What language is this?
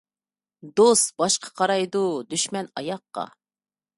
Uyghur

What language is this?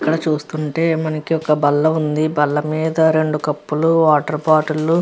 Telugu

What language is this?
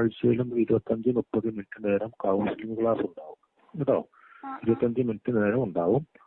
Malayalam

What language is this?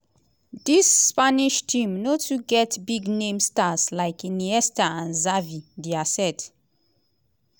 Nigerian Pidgin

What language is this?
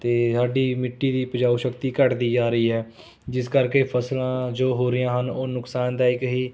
Punjabi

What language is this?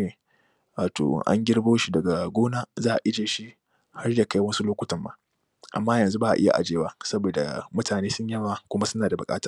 Hausa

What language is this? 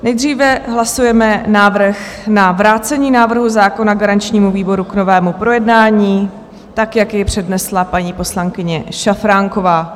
Czech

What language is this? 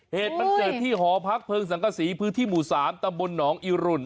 Thai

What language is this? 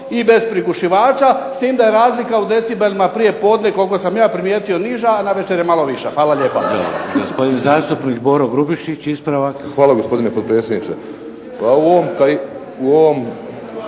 Croatian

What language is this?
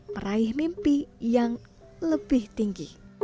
Indonesian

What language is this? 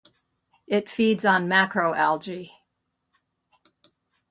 English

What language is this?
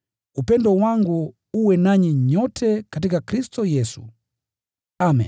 Swahili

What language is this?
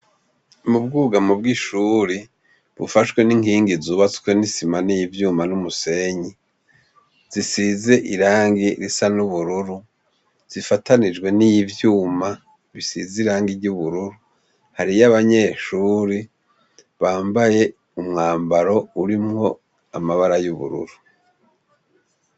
Rundi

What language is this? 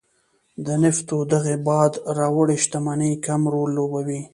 Pashto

